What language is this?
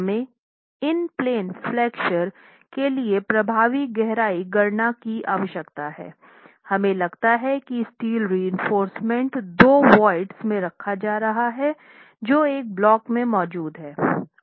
Hindi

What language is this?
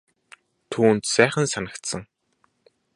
Mongolian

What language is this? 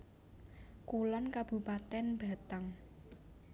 Javanese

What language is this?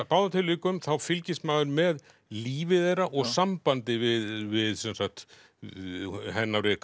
Icelandic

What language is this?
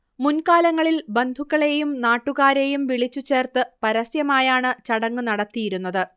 Malayalam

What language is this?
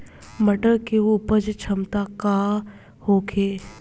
Bhojpuri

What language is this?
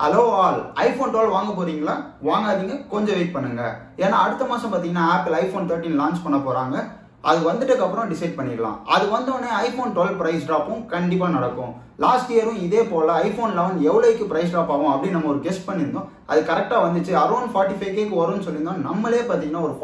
Indonesian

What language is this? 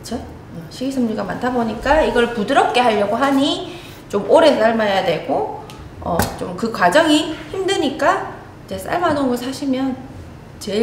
Korean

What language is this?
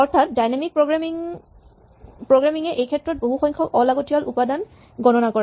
Assamese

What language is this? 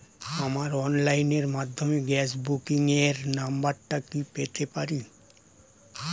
Bangla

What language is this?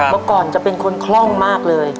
Thai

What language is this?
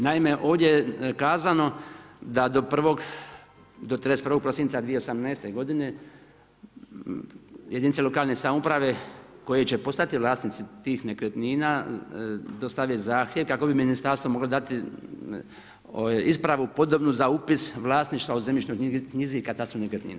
Croatian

